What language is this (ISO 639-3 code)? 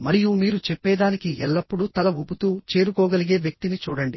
tel